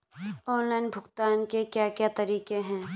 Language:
Hindi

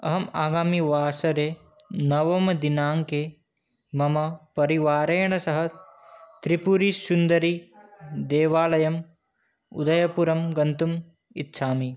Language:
Sanskrit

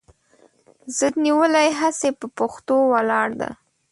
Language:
Pashto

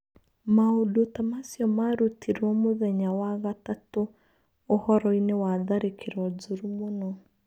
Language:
Kikuyu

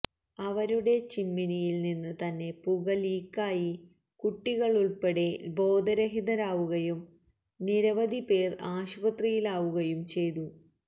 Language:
Malayalam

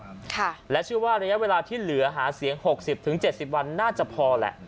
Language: Thai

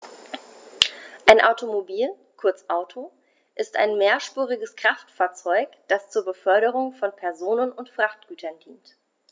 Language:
German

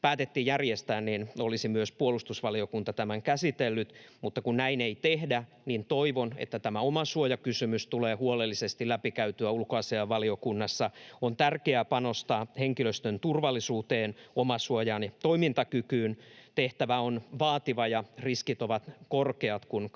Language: Finnish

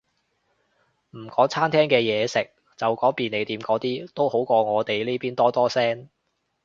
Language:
Cantonese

